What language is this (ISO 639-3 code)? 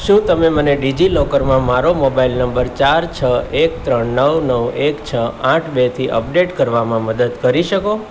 guj